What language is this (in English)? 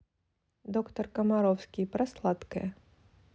Russian